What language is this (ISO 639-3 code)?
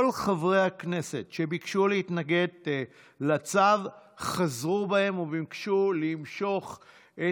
heb